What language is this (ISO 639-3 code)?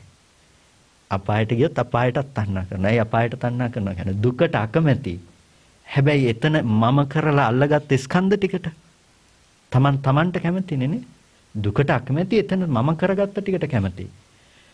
ind